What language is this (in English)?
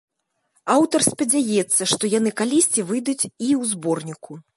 Belarusian